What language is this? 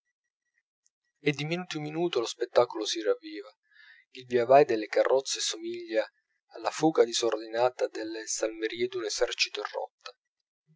Italian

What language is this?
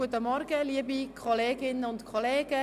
Swiss German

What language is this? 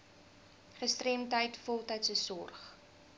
Afrikaans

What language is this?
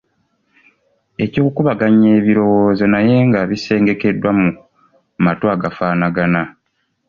Ganda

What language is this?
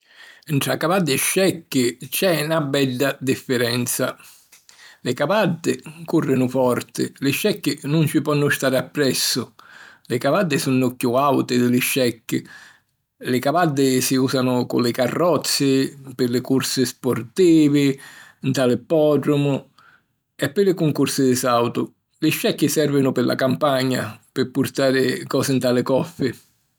Sicilian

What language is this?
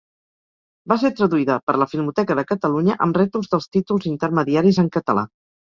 Catalan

